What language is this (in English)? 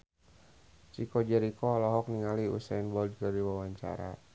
Sundanese